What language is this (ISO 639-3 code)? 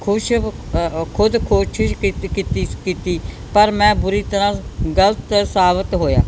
pan